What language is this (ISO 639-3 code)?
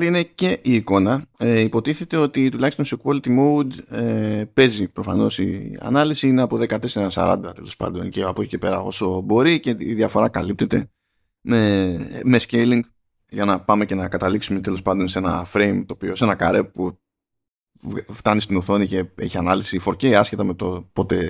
ell